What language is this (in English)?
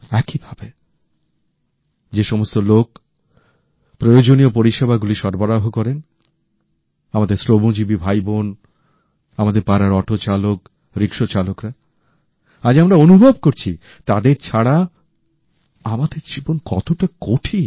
Bangla